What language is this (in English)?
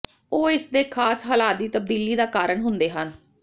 Punjabi